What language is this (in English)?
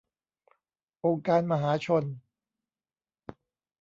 Thai